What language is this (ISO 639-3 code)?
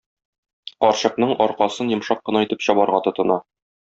tat